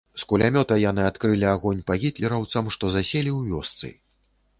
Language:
Belarusian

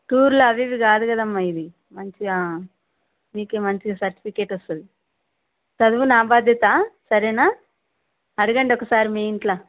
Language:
Telugu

